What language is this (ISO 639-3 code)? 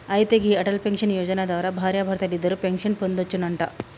tel